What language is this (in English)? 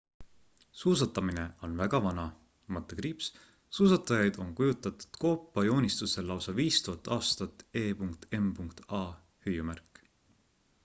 Estonian